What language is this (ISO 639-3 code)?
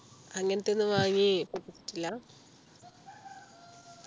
mal